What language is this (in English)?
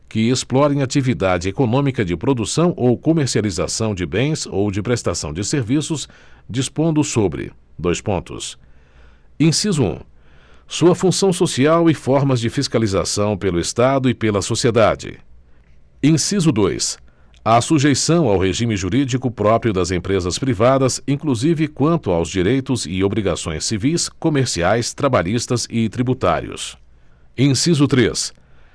Portuguese